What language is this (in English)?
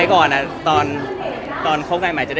Thai